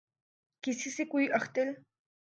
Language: Urdu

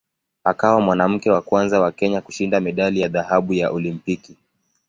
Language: Swahili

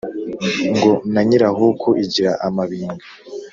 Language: Kinyarwanda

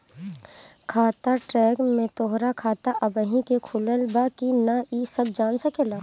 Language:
Bhojpuri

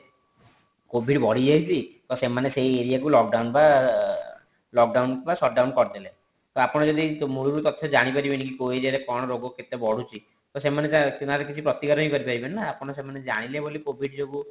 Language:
Odia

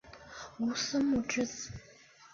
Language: Chinese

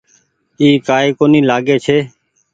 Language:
Goaria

